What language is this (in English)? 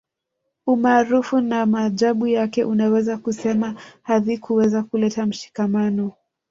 Swahili